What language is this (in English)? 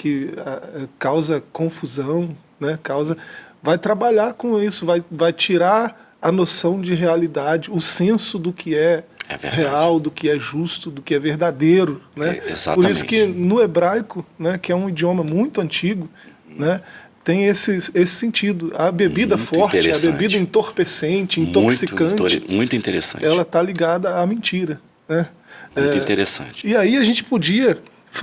Portuguese